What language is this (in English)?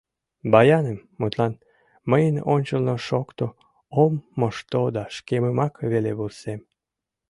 Mari